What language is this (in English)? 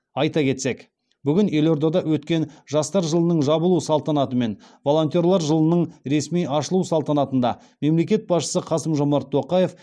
Kazakh